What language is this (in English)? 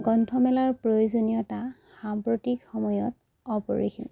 Assamese